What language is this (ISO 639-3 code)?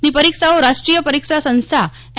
guj